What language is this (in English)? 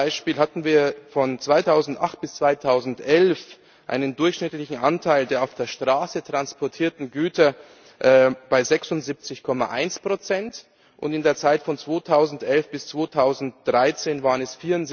German